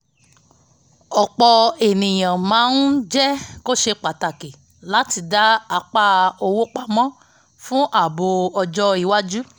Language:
Yoruba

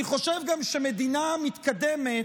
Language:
Hebrew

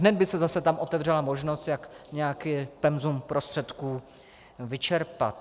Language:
Czech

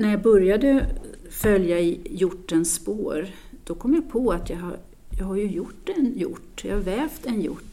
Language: Swedish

